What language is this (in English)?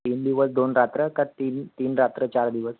Marathi